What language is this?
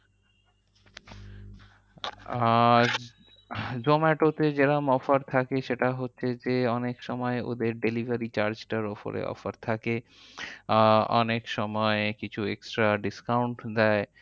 Bangla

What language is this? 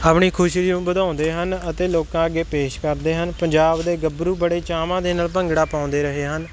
Punjabi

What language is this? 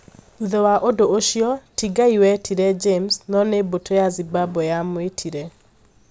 Kikuyu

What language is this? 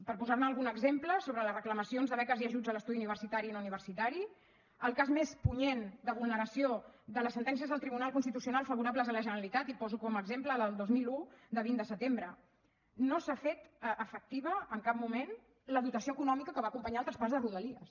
Catalan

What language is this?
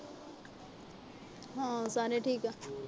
Punjabi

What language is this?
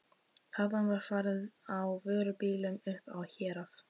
Icelandic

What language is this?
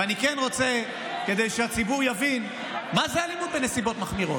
Hebrew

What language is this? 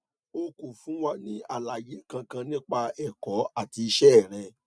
Yoruba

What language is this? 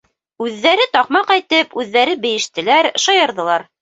Bashkir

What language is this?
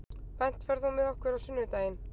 Icelandic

